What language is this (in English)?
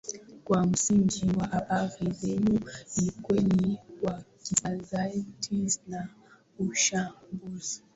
Swahili